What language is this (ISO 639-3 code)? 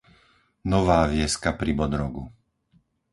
slk